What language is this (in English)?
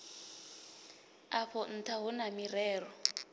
Venda